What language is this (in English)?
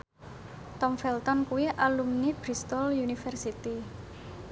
Javanese